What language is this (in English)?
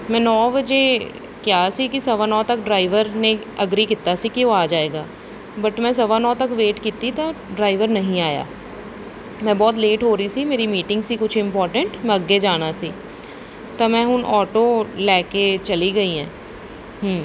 Punjabi